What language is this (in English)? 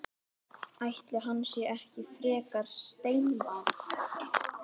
Icelandic